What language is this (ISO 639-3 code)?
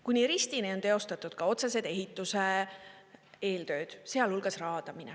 est